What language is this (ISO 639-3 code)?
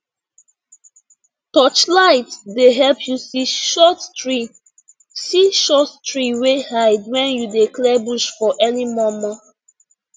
pcm